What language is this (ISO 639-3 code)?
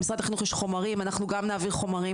heb